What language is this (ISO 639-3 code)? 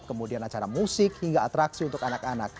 ind